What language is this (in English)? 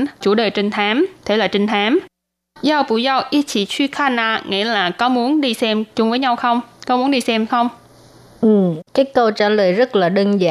Vietnamese